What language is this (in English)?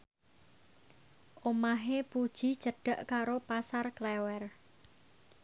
Javanese